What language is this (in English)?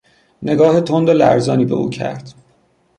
Persian